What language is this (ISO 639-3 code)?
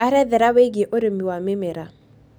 kik